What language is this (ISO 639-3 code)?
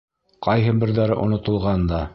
bak